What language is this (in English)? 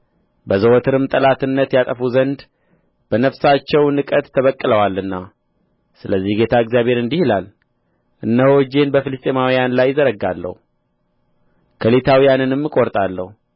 Amharic